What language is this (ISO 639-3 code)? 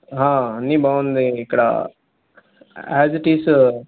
tel